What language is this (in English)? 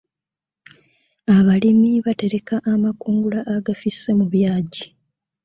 Ganda